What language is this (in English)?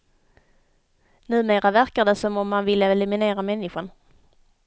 Swedish